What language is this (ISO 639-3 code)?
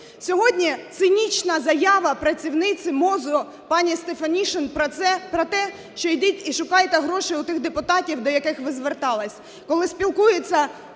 ukr